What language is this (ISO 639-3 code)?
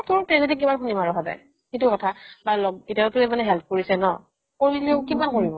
asm